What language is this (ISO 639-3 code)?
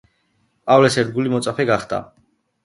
kat